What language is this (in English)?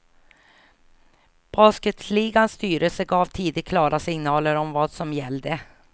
Swedish